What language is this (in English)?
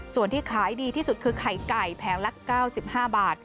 Thai